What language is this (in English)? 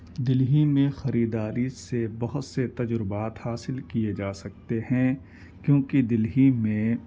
Urdu